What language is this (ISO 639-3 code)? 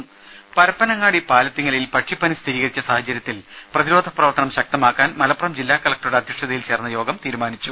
mal